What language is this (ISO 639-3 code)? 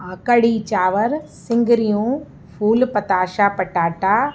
snd